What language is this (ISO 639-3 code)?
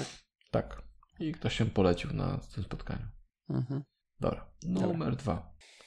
pol